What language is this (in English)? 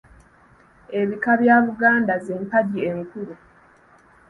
Ganda